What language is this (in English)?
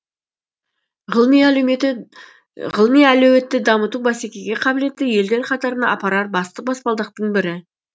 Kazakh